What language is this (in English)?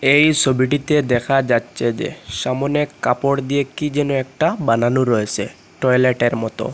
Bangla